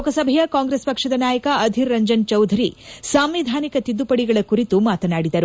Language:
Kannada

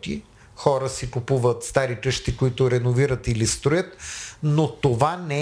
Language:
Bulgarian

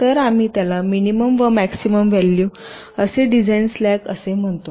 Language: Marathi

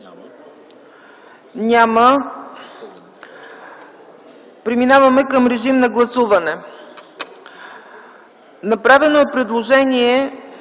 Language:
Bulgarian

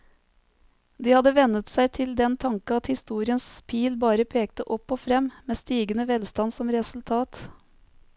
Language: Norwegian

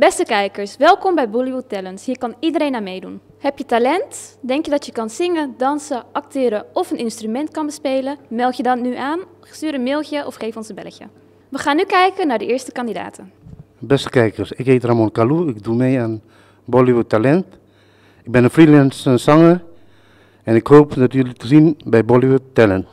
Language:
Dutch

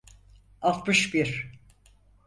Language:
Turkish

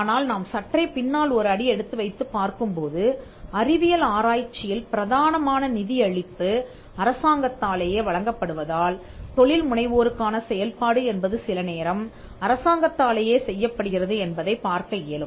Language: Tamil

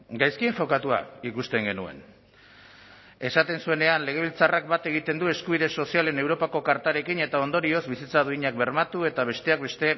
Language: Basque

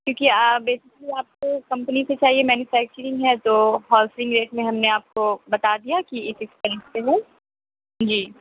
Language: Urdu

